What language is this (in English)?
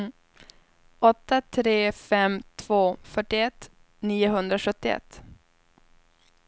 Swedish